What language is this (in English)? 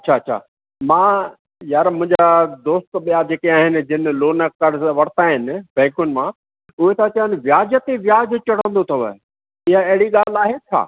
Sindhi